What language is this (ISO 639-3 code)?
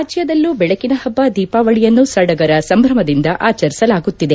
kan